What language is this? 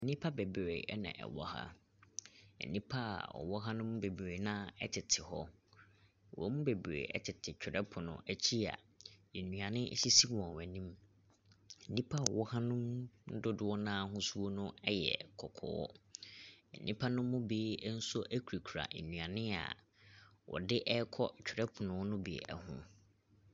Akan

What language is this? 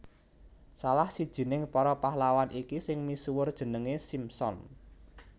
Javanese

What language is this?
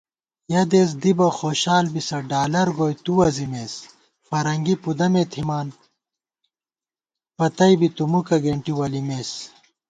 Gawar-Bati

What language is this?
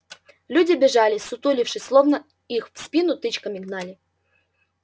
Russian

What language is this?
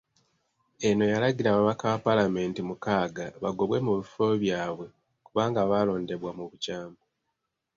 Ganda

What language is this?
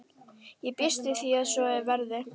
Icelandic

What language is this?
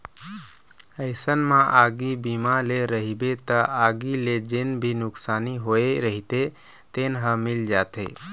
Chhattisgarhi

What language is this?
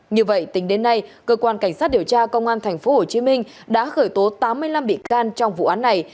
Vietnamese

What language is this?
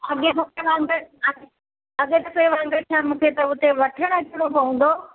Sindhi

